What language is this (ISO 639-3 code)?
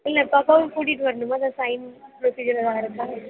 tam